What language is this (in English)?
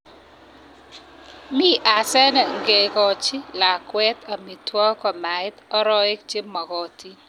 Kalenjin